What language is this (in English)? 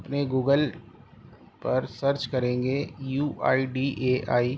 Urdu